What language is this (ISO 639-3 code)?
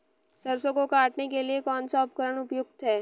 hin